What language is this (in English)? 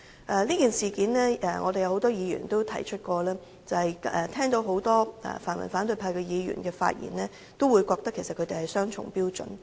Cantonese